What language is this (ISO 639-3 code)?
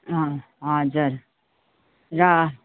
nep